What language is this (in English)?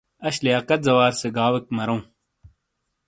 Shina